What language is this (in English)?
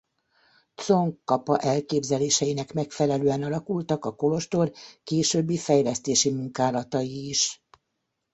Hungarian